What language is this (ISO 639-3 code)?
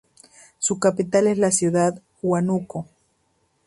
spa